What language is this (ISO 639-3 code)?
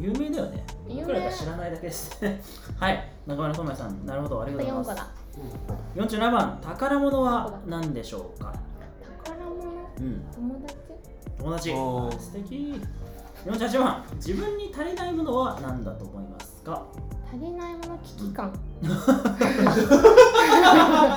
jpn